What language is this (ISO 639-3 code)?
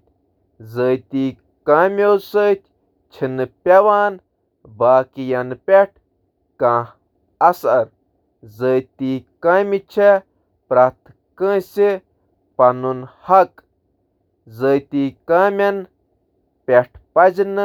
kas